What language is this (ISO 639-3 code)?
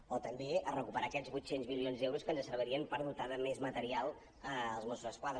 cat